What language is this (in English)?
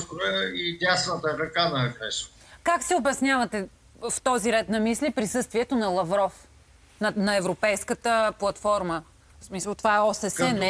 Bulgarian